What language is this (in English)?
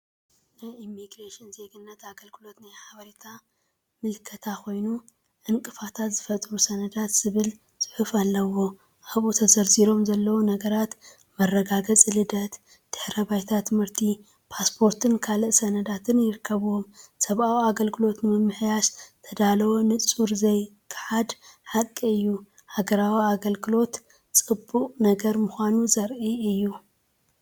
Tigrinya